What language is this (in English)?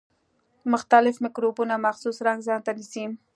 Pashto